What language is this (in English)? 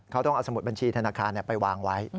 Thai